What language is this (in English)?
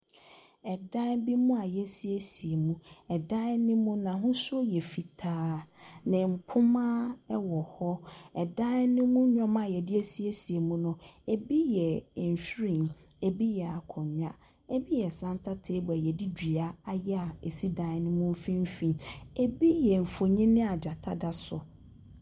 Akan